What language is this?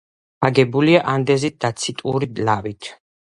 Georgian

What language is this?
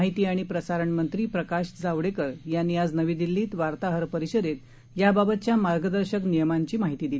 Marathi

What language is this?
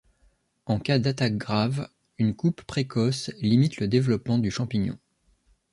French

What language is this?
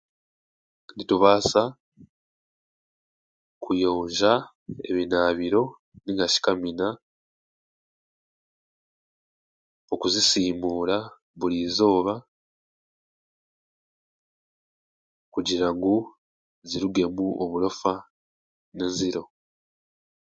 Chiga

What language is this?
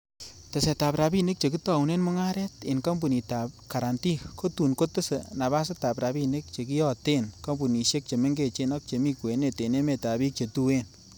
Kalenjin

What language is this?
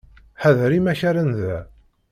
Kabyle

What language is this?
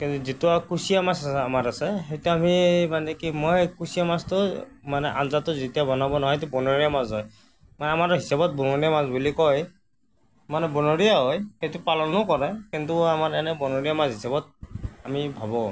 Assamese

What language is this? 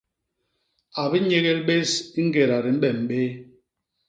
Basaa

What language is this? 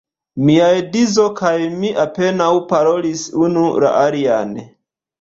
Esperanto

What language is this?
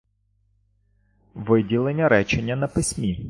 Ukrainian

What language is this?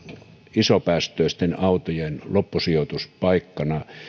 Finnish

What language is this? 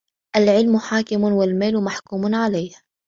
Arabic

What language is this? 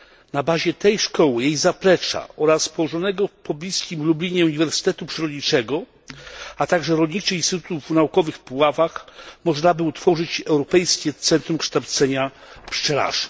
Polish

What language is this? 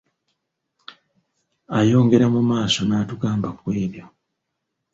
Ganda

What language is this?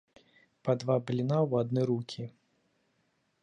Belarusian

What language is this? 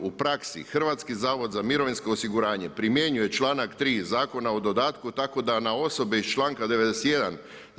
Croatian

